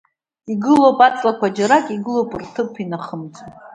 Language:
Abkhazian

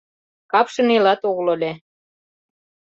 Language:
Mari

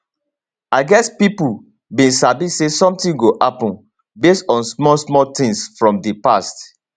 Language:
Nigerian Pidgin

